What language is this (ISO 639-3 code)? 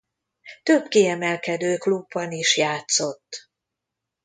hun